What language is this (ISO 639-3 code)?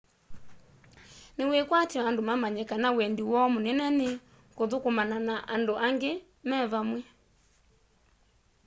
kam